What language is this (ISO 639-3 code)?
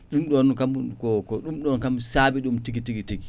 ful